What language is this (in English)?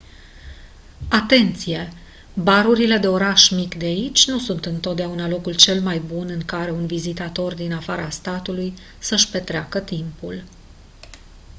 Romanian